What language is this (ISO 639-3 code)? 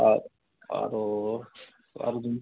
asm